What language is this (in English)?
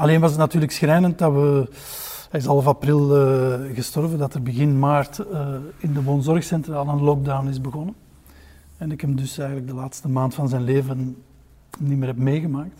Dutch